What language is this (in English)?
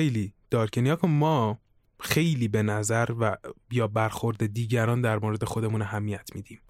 Persian